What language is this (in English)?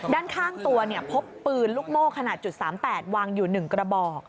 Thai